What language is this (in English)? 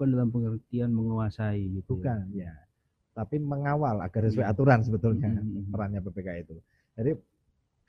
Indonesian